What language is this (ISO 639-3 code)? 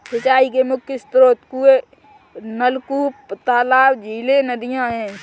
hin